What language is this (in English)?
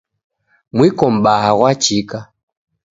Taita